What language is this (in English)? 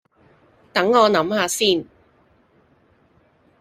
Cantonese